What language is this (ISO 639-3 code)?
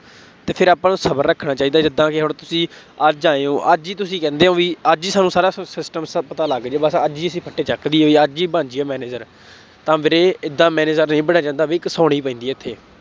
pan